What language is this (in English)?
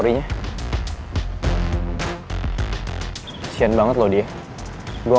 Indonesian